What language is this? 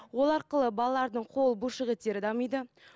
Kazakh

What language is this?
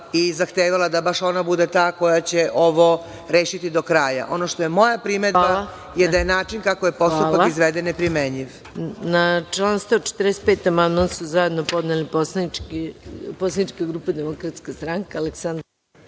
Serbian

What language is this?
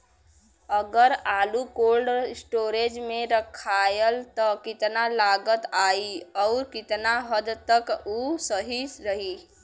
Bhojpuri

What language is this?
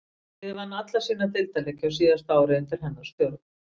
Icelandic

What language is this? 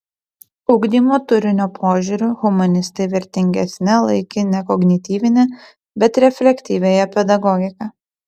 Lithuanian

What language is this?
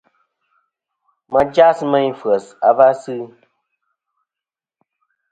Kom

